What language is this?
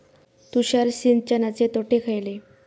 Marathi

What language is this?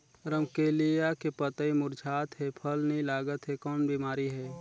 Chhattisgarhi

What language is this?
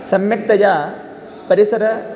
Sanskrit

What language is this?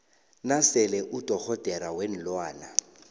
South Ndebele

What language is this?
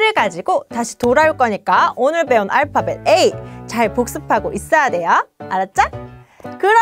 Korean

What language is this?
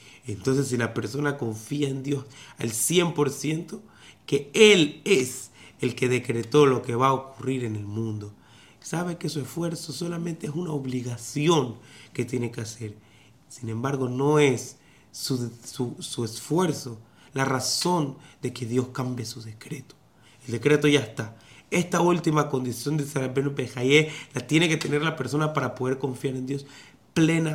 Spanish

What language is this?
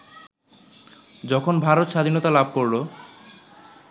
Bangla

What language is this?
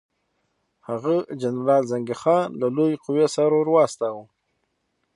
Pashto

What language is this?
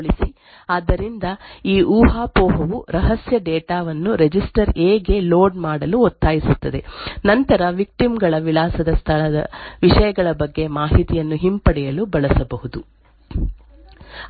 Kannada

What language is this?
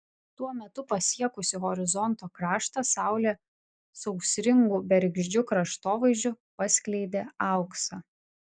Lithuanian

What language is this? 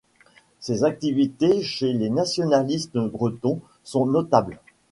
French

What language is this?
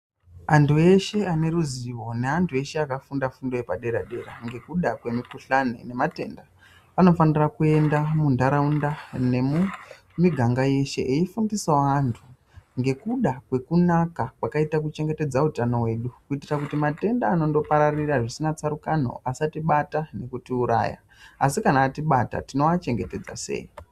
Ndau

